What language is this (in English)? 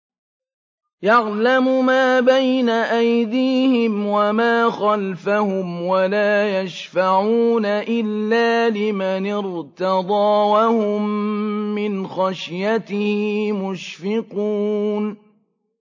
Arabic